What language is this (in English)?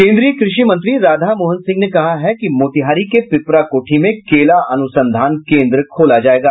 Hindi